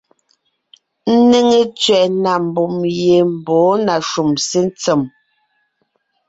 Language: Ngiemboon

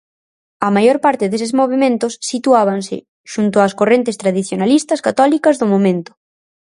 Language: Galician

